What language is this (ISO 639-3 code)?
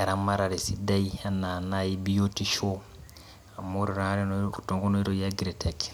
mas